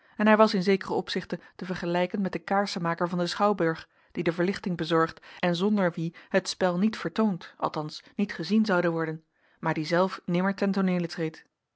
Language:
Dutch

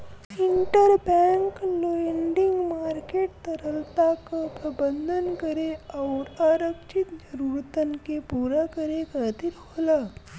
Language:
Bhojpuri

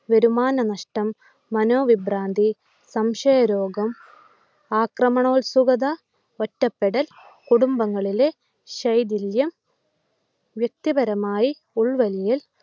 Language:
Malayalam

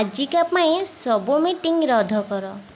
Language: Odia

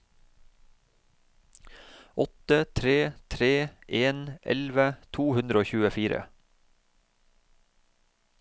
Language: Norwegian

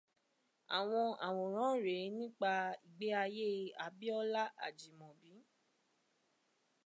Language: Yoruba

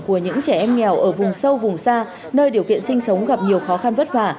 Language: Vietnamese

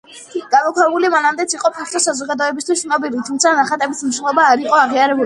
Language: Georgian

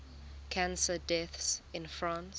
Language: English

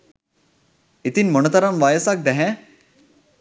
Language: Sinhala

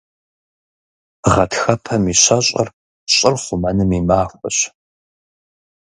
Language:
Kabardian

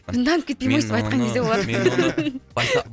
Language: Kazakh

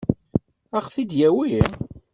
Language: Kabyle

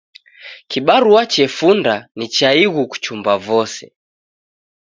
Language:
Taita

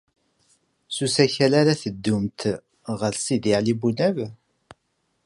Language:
Kabyle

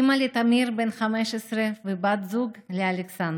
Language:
Hebrew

